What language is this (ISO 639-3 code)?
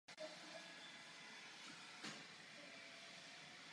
ces